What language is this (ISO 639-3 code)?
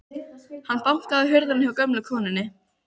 isl